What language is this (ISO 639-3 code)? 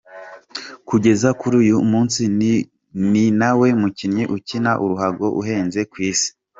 kin